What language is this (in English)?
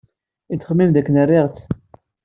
Kabyle